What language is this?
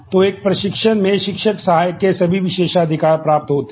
Hindi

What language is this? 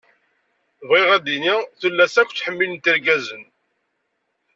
Kabyle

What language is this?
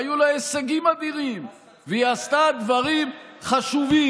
Hebrew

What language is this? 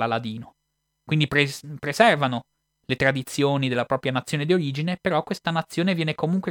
Italian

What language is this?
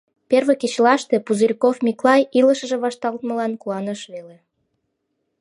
Mari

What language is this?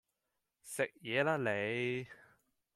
Cantonese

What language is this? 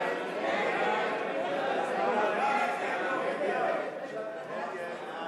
Hebrew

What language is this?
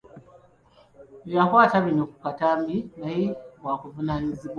Ganda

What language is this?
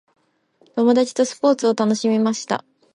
Japanese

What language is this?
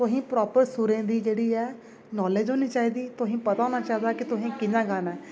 Dogri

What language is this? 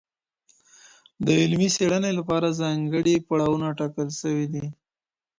Pashto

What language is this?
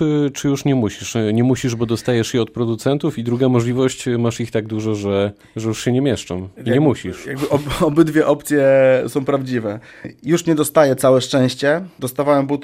Polish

